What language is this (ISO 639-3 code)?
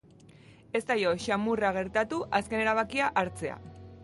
eus